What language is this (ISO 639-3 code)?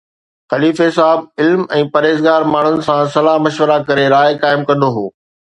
snd